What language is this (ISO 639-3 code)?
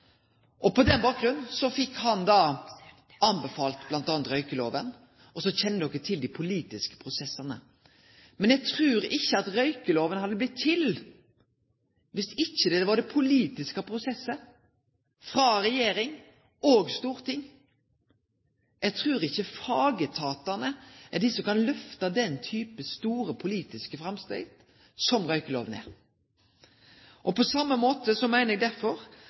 nno